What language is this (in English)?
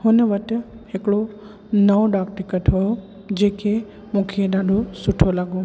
Sindhi